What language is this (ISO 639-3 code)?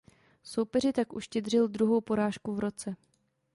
ces